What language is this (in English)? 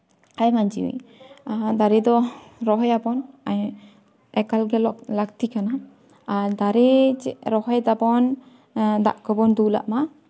Santali